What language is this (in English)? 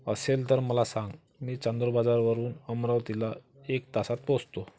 Marathi